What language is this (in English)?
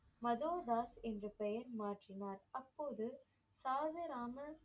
Tamil